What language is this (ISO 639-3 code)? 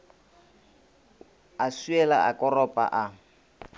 nso